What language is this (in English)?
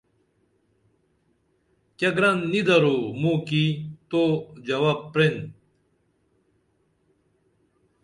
Dameli